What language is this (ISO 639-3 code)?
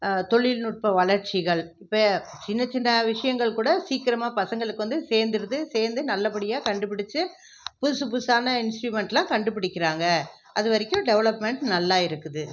tam